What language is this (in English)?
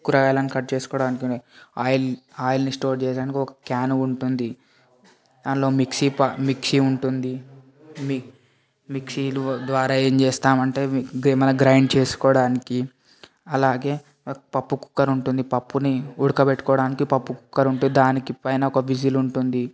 Telugu